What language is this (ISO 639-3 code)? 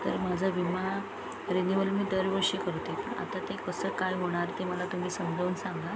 mar